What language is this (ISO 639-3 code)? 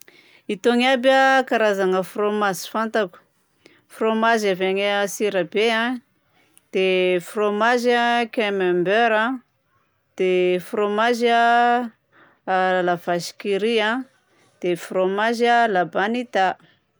bzc